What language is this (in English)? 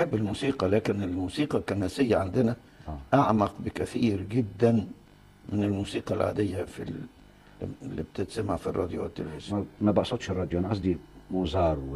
Arabic